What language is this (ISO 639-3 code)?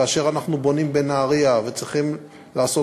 heb